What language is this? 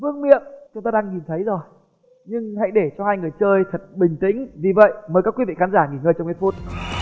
Vietnamese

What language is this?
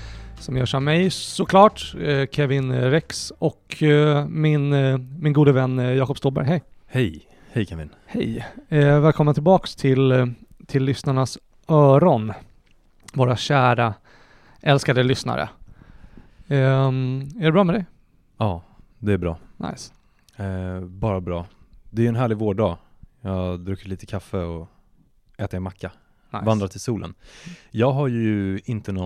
Swedish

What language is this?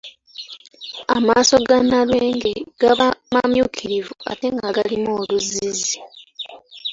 Ganda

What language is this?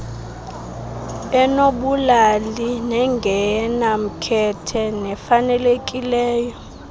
Xhosa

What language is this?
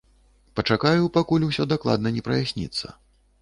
Belarusian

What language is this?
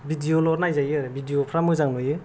Bodo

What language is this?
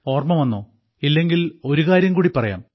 Malayalam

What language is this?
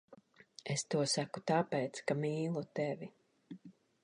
Latvian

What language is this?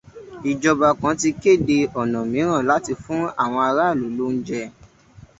Yoruba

